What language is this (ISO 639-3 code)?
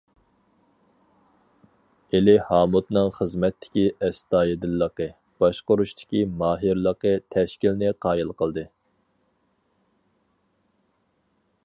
uig